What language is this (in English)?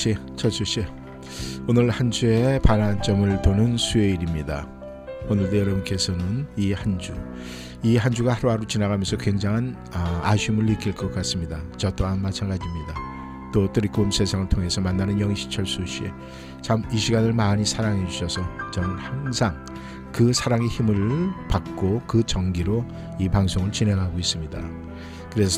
Korean